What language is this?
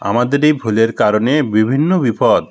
Bangla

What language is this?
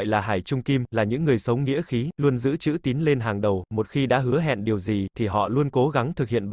Vietnamese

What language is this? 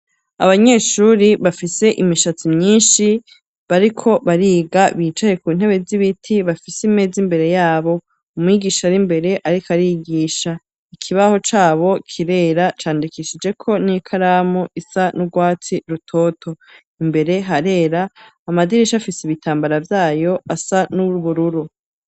Rundi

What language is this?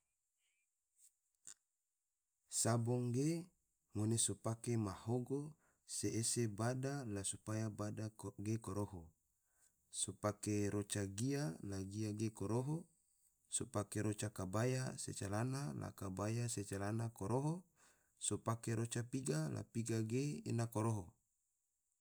Tidore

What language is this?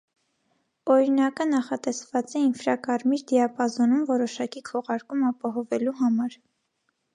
Armenian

